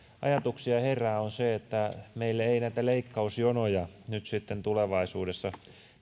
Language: Finnish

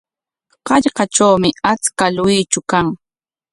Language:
Corongo Ancash Quechua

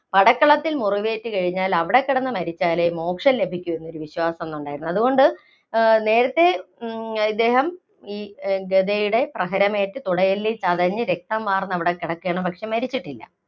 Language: Malayalam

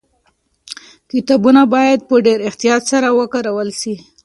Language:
Pashto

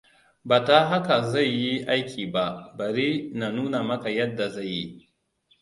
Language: Hausa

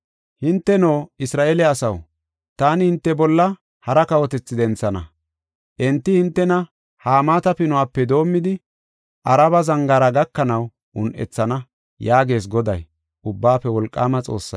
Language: Gofa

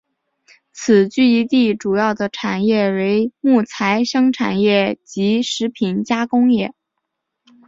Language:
Chinese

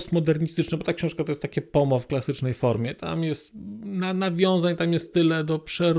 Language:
Polish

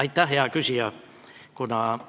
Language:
Estonian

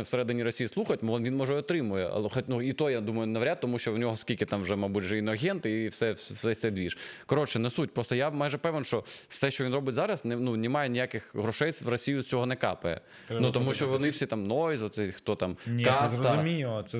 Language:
Ukrainian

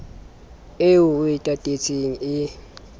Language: Southern Sotho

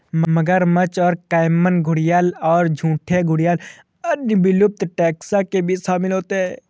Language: Hindi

